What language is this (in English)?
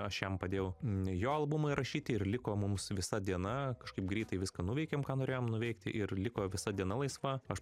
Lithuanian